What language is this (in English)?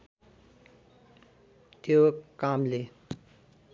Nepali